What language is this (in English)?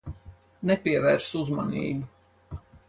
Latvian